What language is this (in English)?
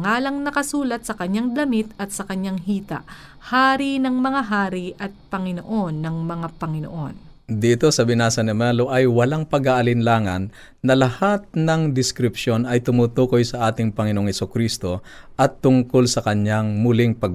Filipino